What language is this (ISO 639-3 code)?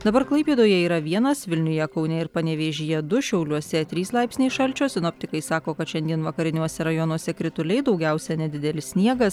lit